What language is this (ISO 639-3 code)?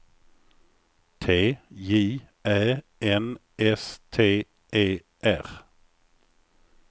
swe